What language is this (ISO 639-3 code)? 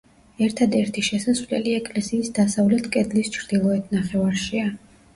kat